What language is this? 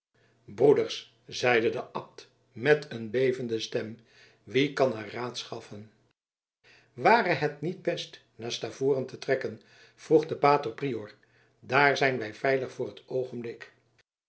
Dutch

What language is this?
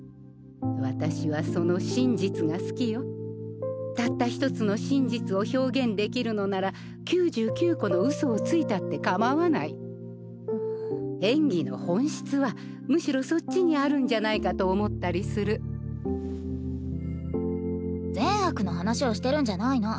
Japanese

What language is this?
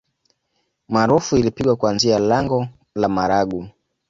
Swahili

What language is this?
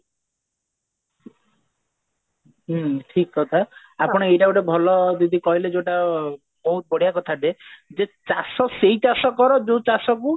Odia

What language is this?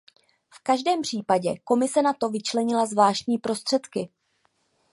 Czech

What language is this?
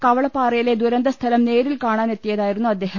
Malayalam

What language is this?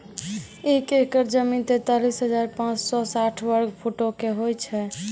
Maithili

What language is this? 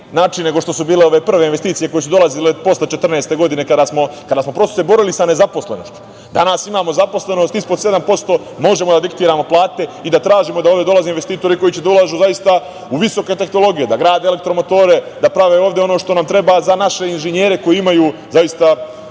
Serbian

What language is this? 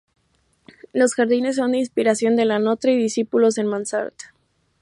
Spanish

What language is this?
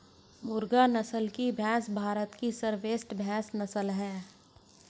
Hindi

